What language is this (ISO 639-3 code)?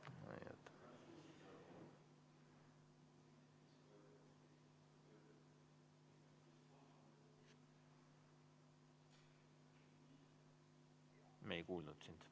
est